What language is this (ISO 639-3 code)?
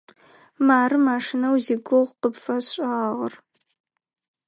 ady